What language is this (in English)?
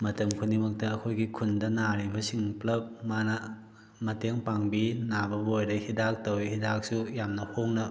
Manipuri